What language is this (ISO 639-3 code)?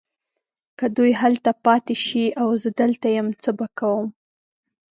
pus